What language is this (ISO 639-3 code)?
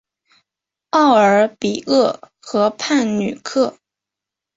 zho